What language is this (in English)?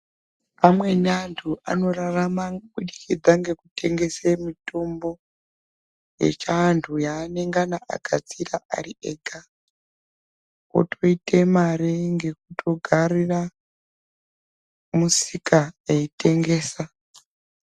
Ndau